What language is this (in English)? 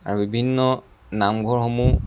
Assamese